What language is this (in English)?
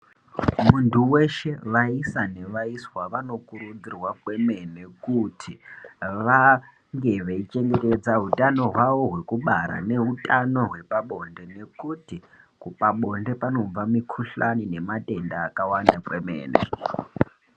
Ndau